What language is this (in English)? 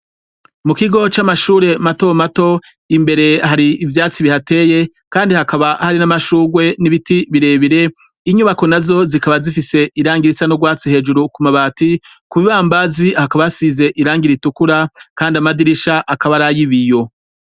Rundi